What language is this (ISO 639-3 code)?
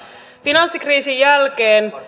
fin